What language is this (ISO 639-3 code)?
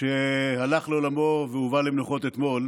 heb